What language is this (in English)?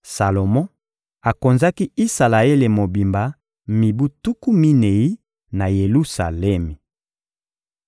Lingala